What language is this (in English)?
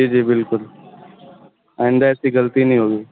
Urdu